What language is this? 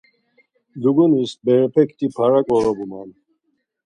Laz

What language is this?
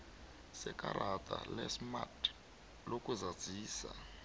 South Ndebele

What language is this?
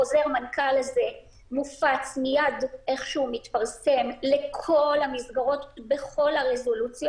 Hebrew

